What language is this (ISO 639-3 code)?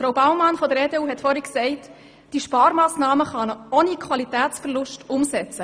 gsw